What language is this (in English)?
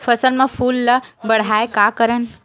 Chhattisgarhi